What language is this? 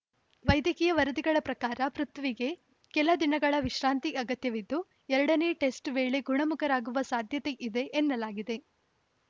Kannada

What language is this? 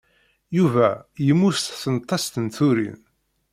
Kabyle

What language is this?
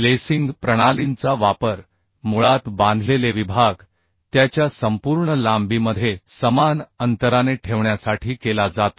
Marathi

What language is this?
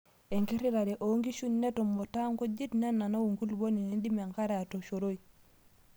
Masai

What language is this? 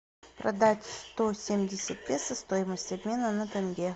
Russian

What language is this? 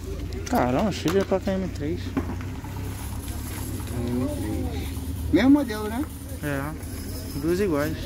Portuguese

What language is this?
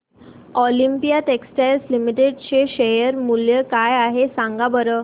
Marathi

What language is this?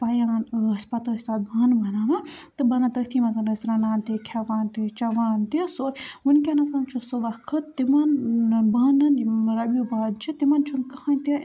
Kashmiri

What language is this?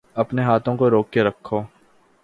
Urdu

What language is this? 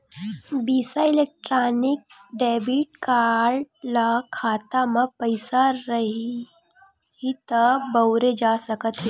Chhattisgarhi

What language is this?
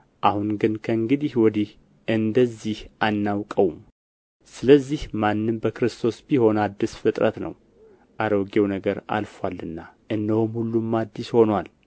Amharic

